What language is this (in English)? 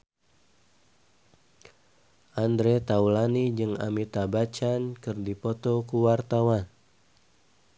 Sundanese